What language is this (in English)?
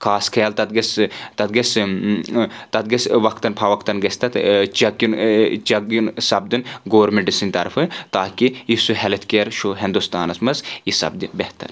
Kashmiri